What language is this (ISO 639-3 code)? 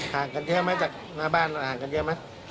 tha